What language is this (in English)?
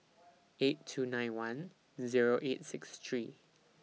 English